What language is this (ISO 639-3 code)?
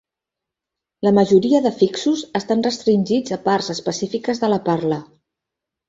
cat